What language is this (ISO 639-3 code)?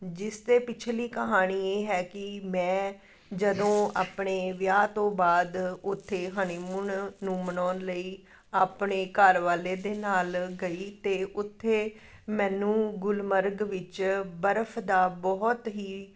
pan